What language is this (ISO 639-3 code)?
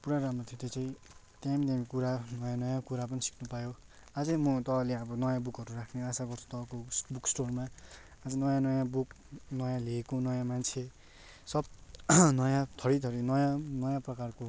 nep